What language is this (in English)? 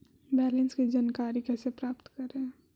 Magahi